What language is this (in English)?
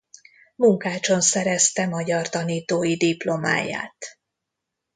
Hungarian